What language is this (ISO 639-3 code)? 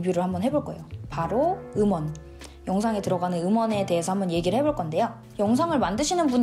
kor